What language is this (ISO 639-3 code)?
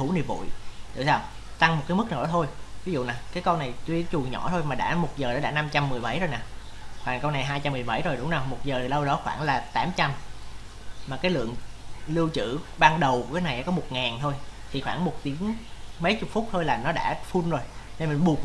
vie